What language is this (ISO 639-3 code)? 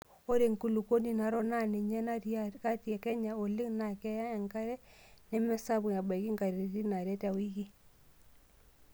mas